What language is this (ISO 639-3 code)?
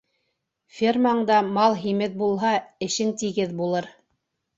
bak